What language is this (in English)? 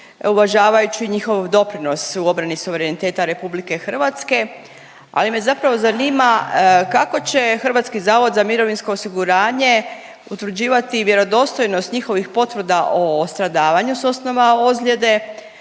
Croatian